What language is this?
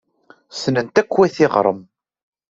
Kabyle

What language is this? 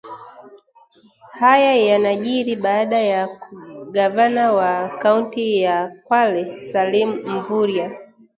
Swahili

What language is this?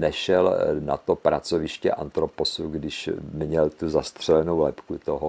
Czech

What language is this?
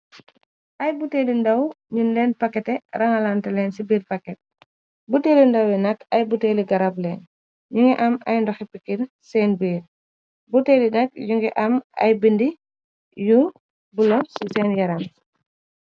Wolof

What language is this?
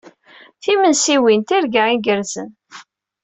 Kabyle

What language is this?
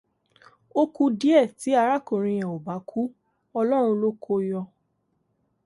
Yoruba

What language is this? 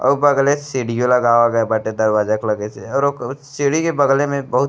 Bhojpuri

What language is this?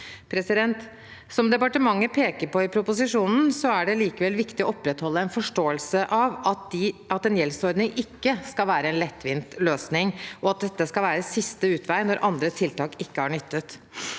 Norwegian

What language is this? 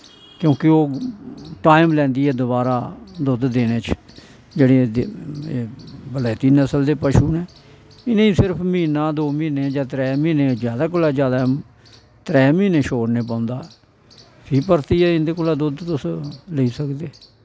Dogri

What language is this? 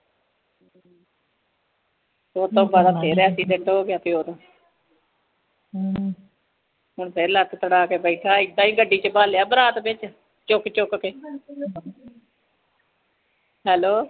Punjabi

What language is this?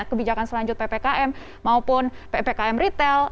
Indonesian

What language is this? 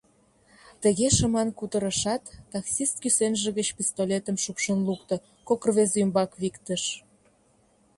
Mari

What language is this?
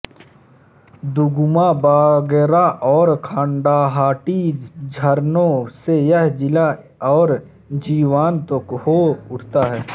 Hindi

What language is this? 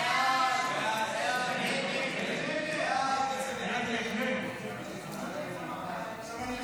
Hebrew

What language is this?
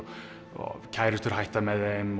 Icelandic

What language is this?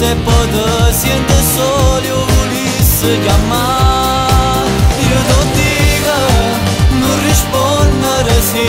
Romanian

